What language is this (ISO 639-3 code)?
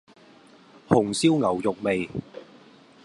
yue